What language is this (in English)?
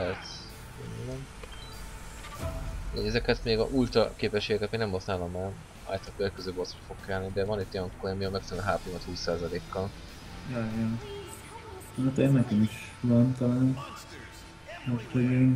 Hungarian